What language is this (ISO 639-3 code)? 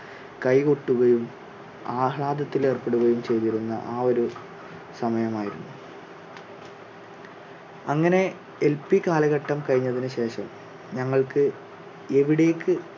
mal